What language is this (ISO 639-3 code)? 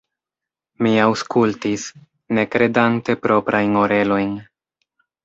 epo